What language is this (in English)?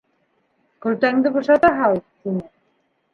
Bashkir